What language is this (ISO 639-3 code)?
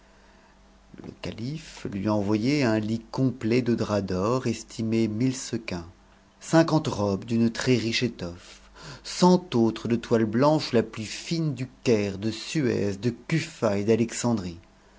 fra